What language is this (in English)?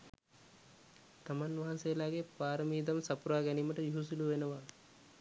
Sinhala